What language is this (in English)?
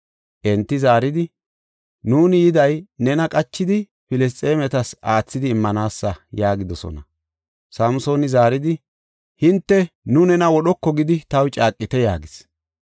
Gofa